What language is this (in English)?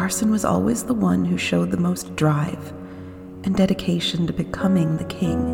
English